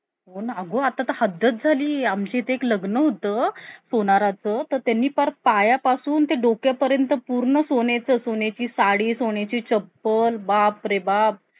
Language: Marathi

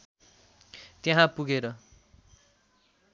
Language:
Nepali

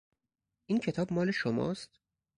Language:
Persian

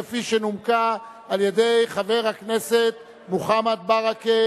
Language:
Hebrew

